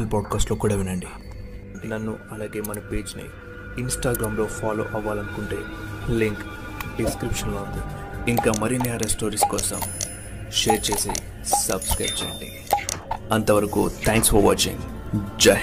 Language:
Telugu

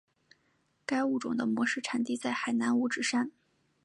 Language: Chinese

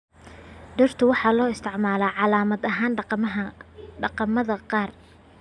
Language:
Somali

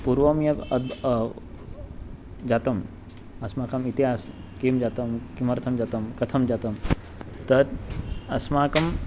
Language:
Sanskrit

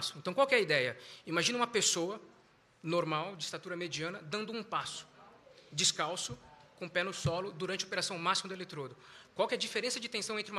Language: Portuguese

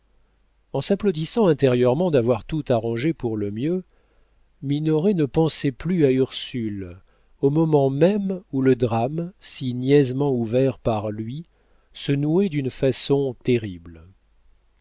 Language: French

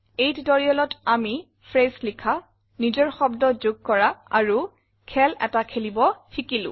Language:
Assamese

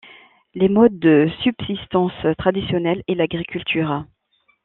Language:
French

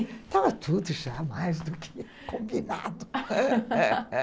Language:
Portuguese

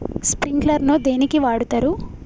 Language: Telugu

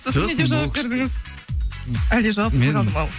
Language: Kazakh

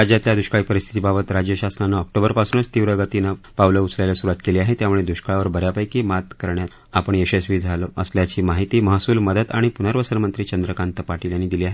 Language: Marathi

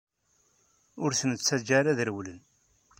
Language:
Kabyle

